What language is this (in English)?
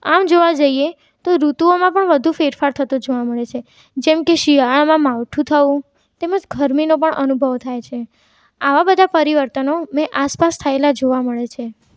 Gujarati